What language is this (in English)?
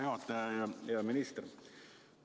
Estonian